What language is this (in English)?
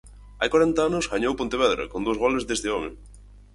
Galician